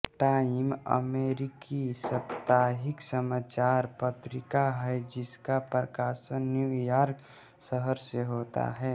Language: Hindi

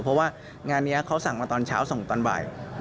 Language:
Thai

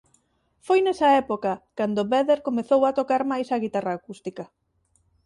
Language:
Galician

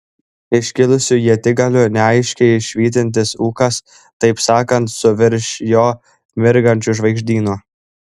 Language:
Lithuanian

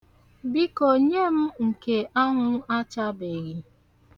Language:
Igbo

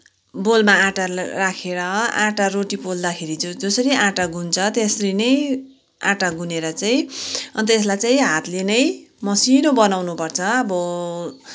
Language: Nepali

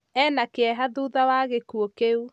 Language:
Kikuyu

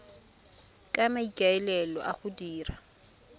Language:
Tswana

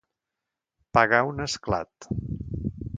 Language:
Catalan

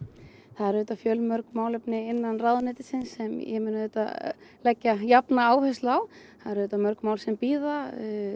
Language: Icelandic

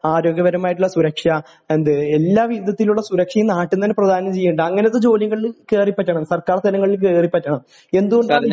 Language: Malayalam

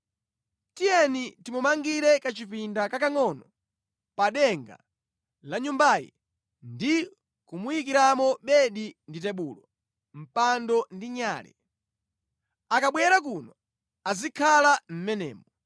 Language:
Nyanja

